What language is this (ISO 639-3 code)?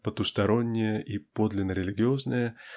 rus